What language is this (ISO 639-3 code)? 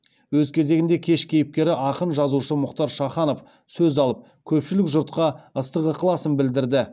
kaz